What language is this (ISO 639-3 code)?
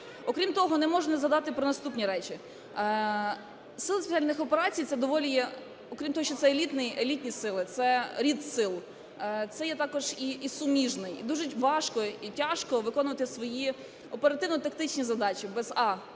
ukr